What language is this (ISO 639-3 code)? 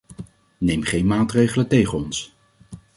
nld